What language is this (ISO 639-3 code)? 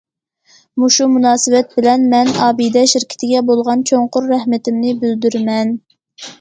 uig